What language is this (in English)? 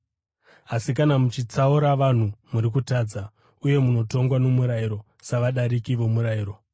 Shona